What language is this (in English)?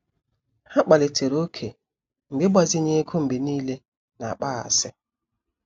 Igbo